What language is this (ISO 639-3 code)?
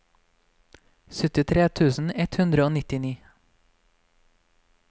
nor